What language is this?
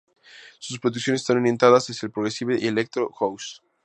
Spanish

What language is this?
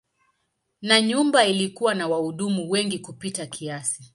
Swahili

